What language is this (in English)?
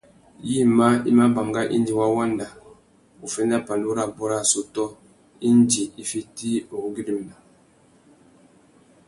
Tuki